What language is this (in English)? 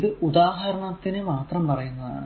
Malayalam